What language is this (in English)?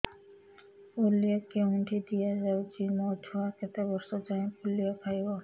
Odia